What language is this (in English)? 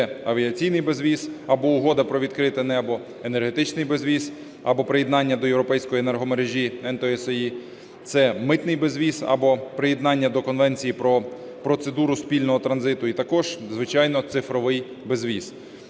Ukrainian